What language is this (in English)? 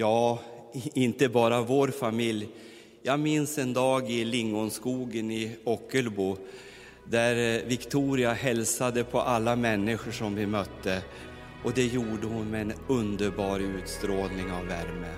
Swedish